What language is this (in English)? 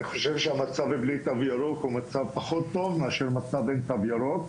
Hebrew